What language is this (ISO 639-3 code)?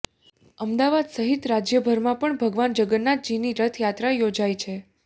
guj